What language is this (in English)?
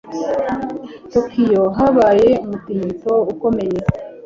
Kinyarwanda